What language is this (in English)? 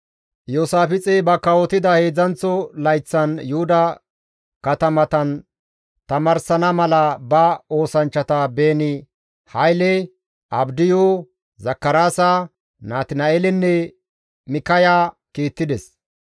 Gamo